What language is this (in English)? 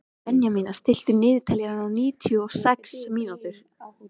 Icelandic